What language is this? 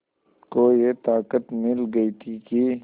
Hindi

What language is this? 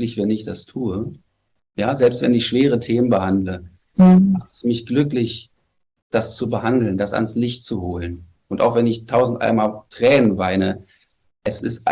German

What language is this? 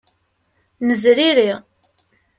Kabyle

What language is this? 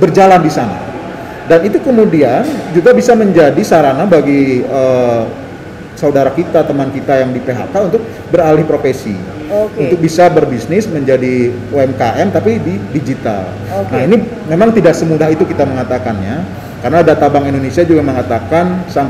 Indonesian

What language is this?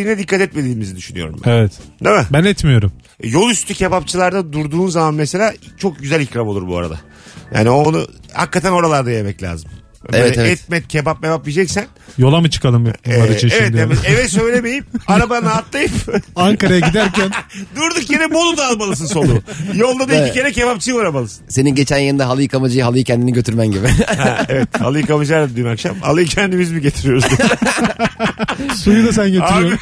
Turkish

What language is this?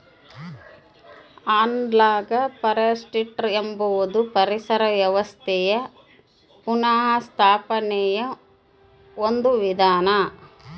Kannada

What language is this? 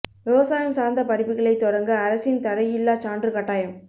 Tamil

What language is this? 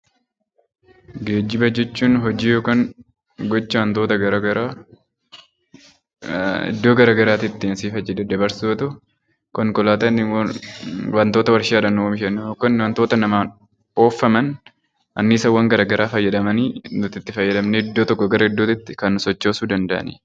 Oromo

